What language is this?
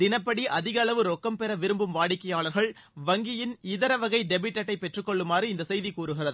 Tamil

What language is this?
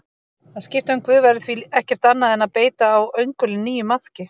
Icelandic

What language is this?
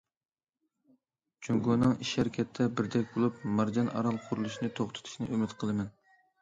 Uyghur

